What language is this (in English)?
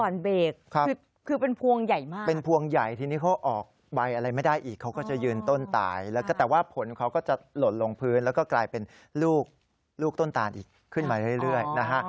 Thai